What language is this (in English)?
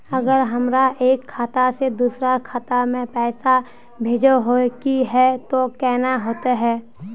Magahi